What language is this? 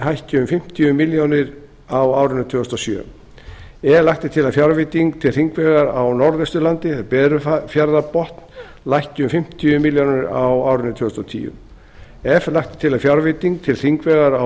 Icelandic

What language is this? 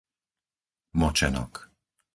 Slovak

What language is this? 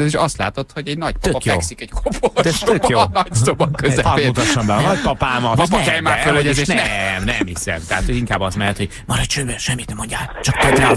Hungarian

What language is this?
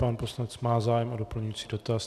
Czech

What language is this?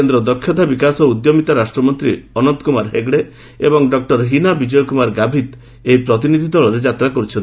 Odia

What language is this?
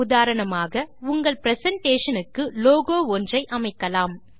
Tamil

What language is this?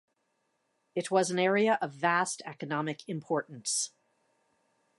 English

